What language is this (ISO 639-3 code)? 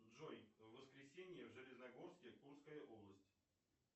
rus